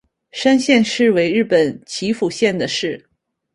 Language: Chinese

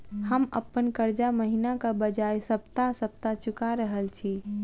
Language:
Maithili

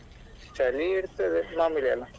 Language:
Kannada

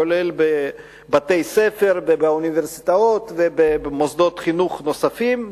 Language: Hebrew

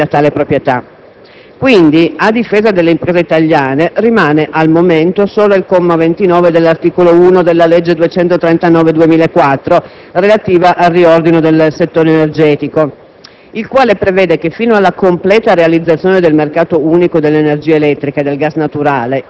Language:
Italian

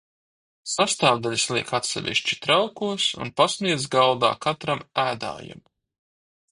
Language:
Latvian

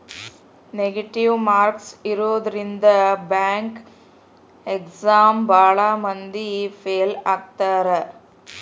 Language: Kannada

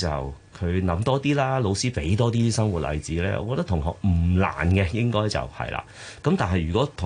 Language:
Chinese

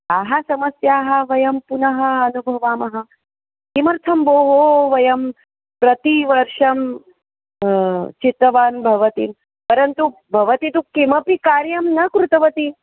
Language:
Sanskrit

